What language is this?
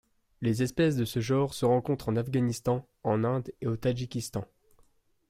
French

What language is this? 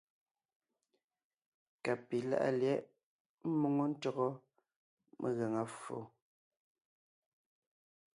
Ngiemboon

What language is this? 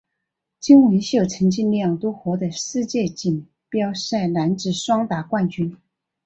Chinese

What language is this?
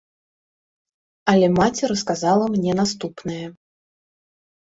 Belarusian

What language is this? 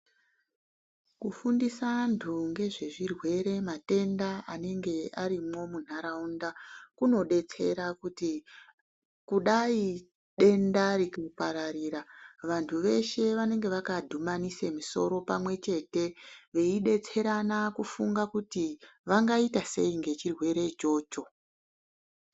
Ndau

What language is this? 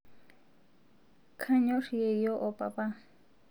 Masai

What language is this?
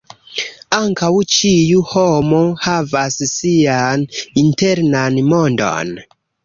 Esperanto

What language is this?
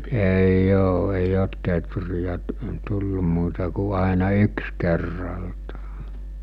Finnish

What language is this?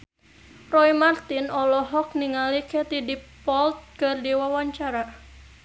Sundanese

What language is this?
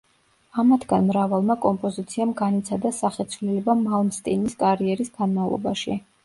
Georgian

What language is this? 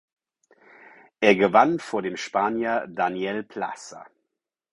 German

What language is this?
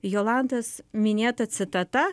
Lithuanian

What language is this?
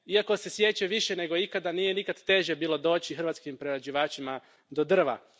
Croatian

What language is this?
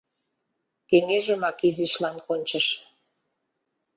Mari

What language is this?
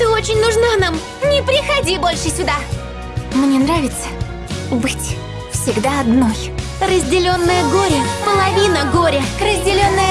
Russian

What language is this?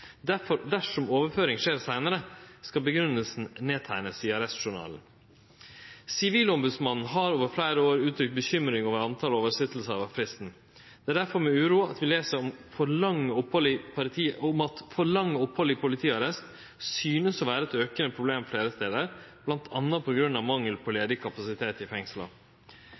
Norwegian Nynorsk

